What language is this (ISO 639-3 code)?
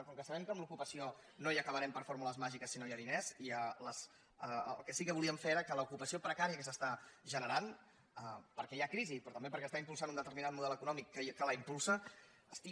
cat